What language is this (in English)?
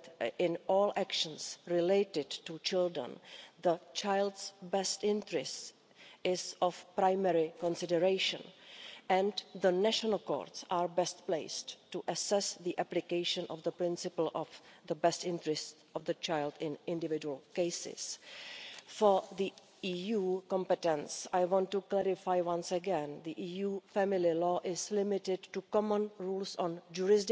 English